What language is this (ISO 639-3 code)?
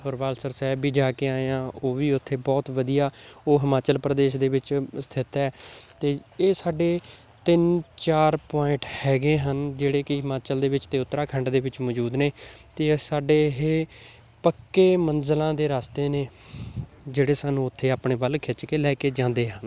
pan